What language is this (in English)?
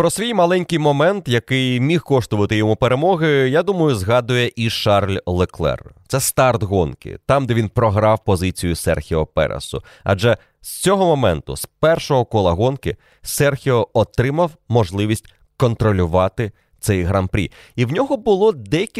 Ukrainian